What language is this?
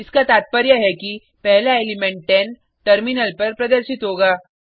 Hindi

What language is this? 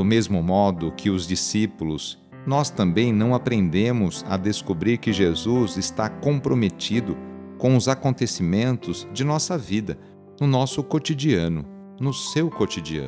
Portuguese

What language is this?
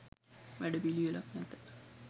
Sinhala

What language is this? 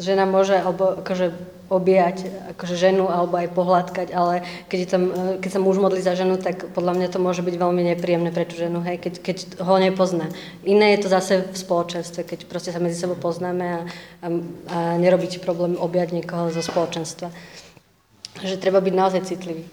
Slovak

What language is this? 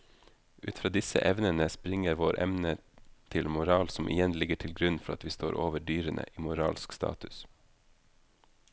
Norwegian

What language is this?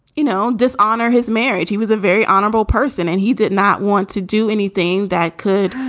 English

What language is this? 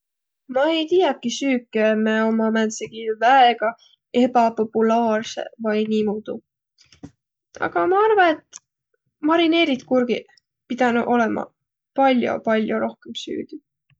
Võro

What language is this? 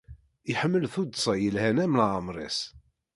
Kabyle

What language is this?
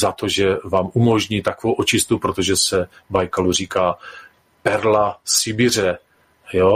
Czech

